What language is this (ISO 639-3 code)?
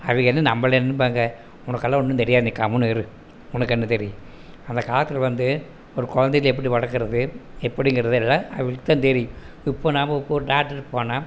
tam